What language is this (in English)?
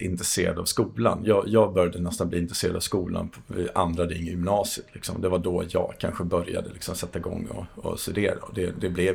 Swedish